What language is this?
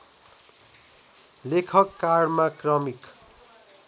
Nepali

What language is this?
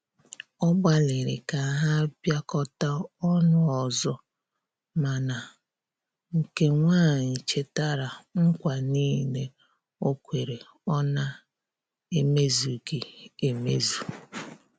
Igbo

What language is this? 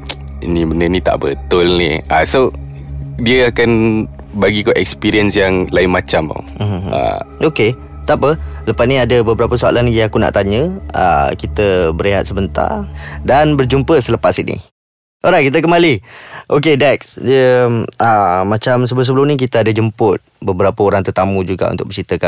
Malay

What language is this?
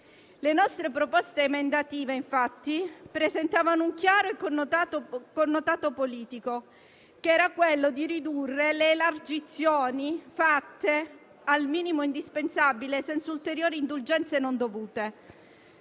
Italian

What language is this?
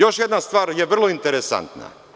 Serbian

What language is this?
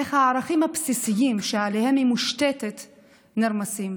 Hebrew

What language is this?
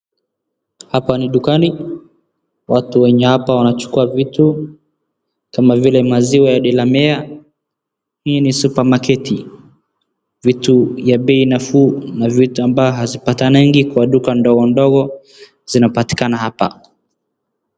Swahili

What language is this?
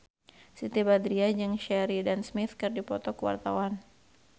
Sundanese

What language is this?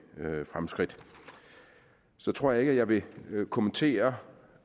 Danish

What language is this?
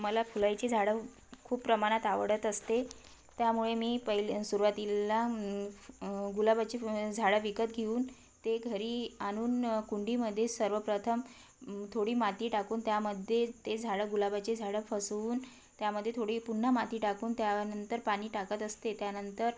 Marathi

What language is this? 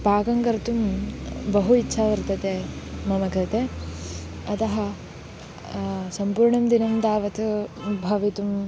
Sanskrit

